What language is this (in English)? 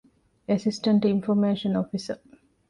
Divehi